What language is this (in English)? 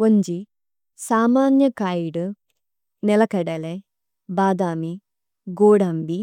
Tulu